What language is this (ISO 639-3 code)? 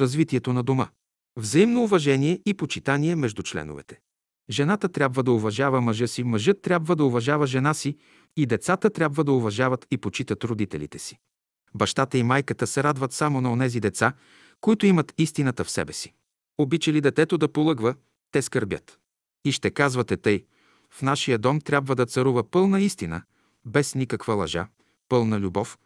bul